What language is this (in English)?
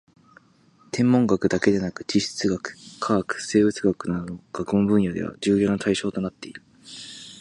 Japanese